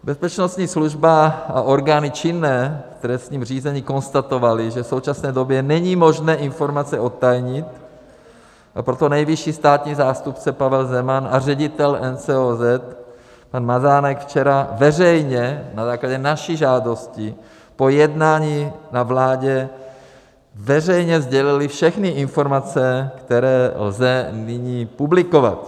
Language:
Czech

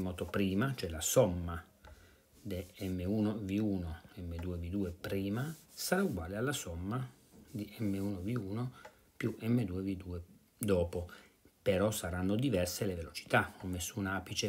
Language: Italian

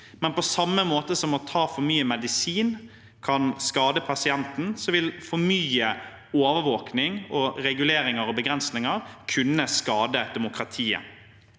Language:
Norwegian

